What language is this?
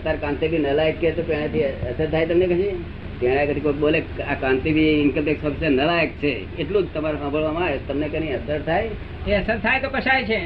Gujarati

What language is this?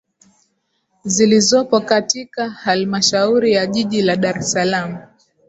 Swahili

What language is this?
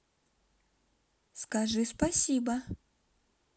Russian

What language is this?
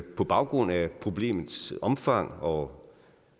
Danish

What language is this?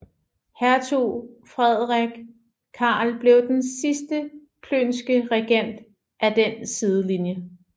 Danish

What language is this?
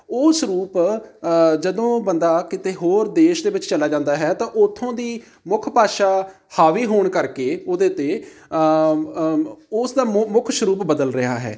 Punjabi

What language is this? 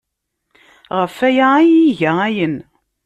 Kabyle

